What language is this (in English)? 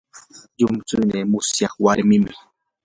Yanahuanca Pasco Quechua